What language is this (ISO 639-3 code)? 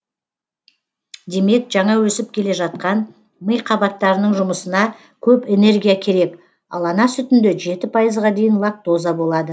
kaz